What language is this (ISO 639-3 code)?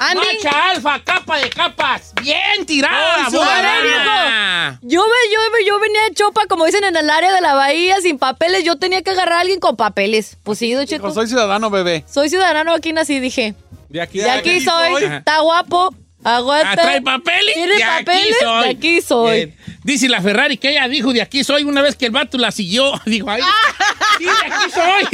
spa